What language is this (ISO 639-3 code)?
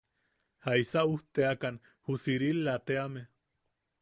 yaq